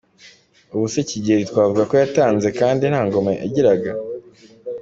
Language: Kinyarwanda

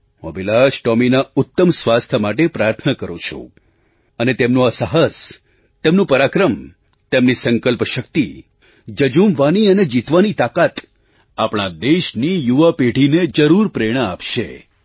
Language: Gujarati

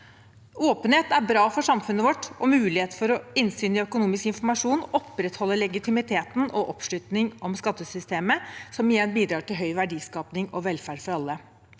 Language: Norwegian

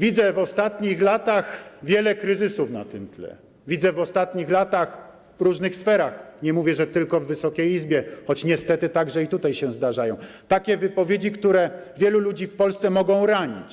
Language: Polish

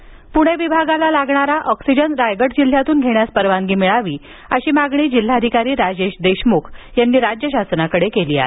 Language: Marathi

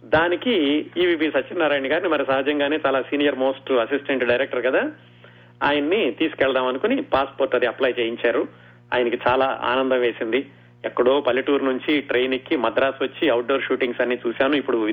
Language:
Telugu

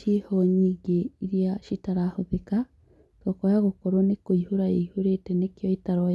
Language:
Kikuyu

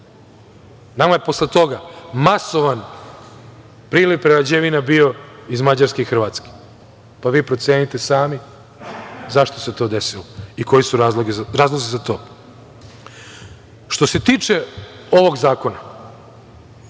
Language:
Serbian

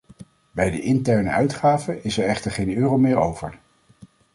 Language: Dutch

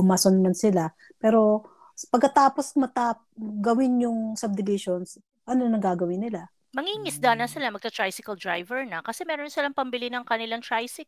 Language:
Filipino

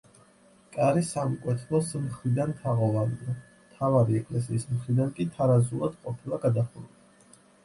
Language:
Georgian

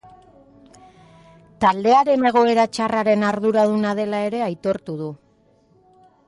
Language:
Basque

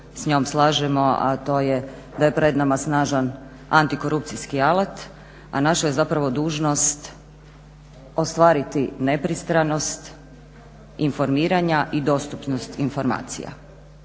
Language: Croatian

